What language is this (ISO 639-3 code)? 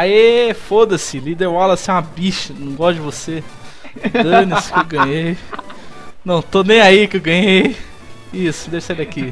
por